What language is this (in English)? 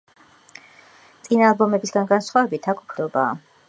Georgian